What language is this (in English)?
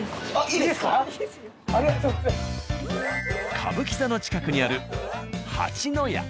Japanese